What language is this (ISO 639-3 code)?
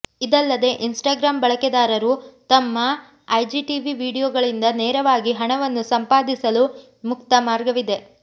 kan